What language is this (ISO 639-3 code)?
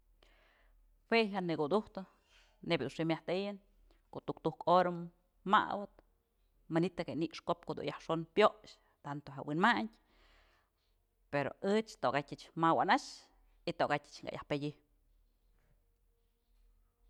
mzl